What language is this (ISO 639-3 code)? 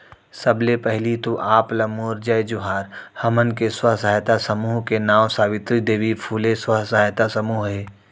hne